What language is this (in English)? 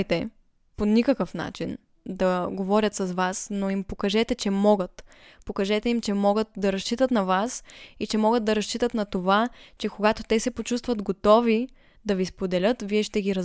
Bulgarian